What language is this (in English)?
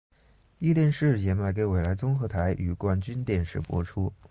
Chinese